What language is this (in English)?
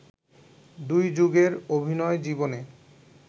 Bangla